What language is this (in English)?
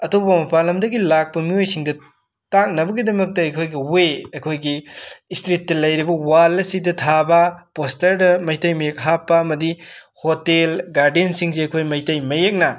Manipuri